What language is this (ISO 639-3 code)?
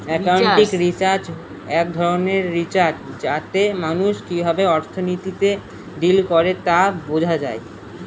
ben